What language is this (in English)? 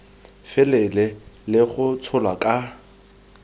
Tswana